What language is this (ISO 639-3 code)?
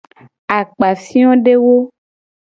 gej